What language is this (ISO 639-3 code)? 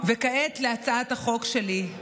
heb